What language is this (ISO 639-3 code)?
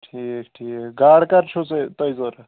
kas